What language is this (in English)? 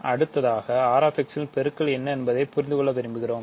Tamil